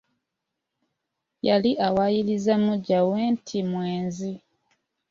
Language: Ganda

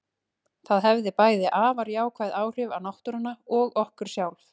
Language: Icelandic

